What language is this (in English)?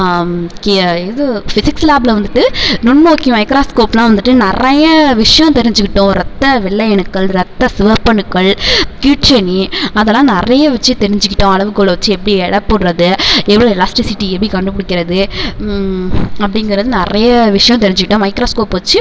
Tamil